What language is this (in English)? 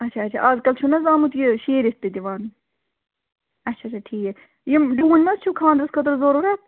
Kashmiri